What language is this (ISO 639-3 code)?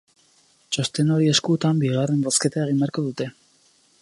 eus